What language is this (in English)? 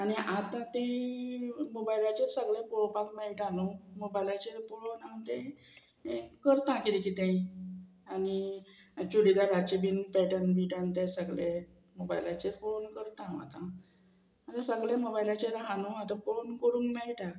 Konkani